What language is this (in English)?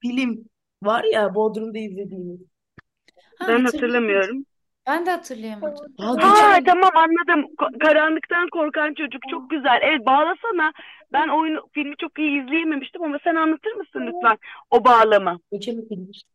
Turkish